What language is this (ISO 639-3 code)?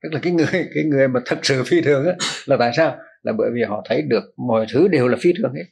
vie